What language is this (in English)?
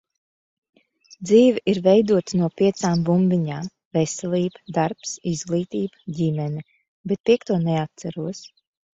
Latvian